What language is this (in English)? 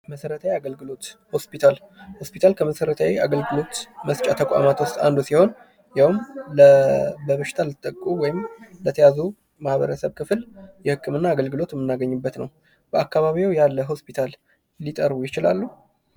Amharic